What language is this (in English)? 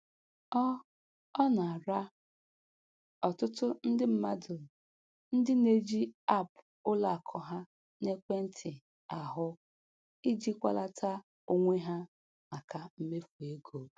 Igbo